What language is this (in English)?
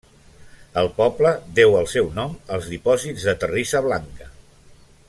Catalan